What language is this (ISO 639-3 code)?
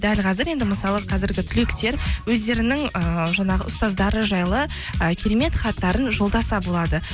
kaz